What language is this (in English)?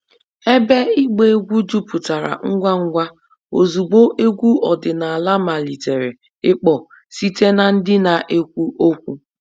Igbo